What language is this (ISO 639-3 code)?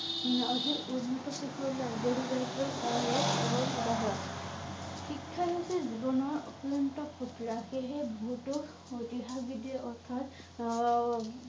asm